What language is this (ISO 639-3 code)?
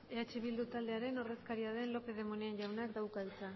eus